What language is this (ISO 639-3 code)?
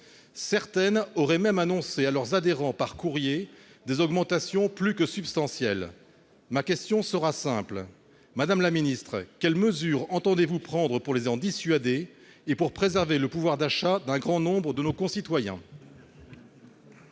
fra